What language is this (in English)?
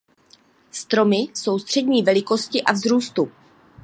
Czech